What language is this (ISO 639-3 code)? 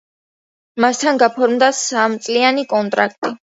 kat